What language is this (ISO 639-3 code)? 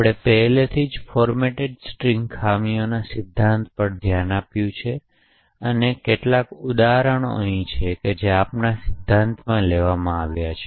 guj